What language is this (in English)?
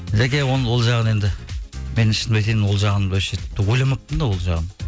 Kazakh